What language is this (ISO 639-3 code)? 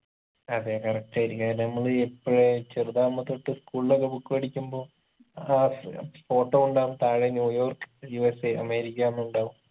mal